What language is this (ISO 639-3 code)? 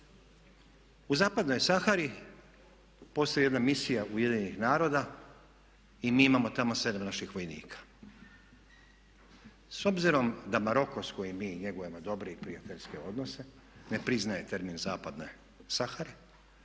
hrv